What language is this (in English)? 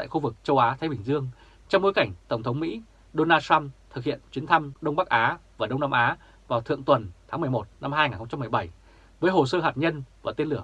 Vietnamese